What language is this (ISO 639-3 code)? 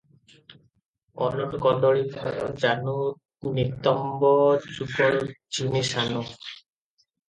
ori